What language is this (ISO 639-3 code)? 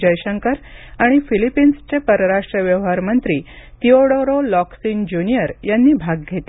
mar